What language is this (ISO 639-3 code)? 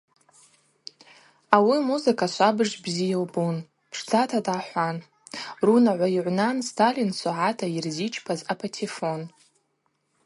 abq